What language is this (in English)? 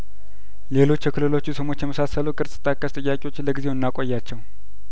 Amharic